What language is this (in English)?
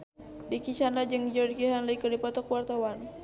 Sundanese